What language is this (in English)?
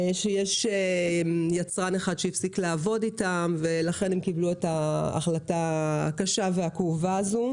Hebrew